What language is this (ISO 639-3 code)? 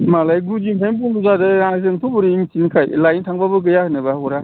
brx